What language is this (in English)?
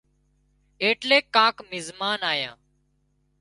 Wadiyara Koli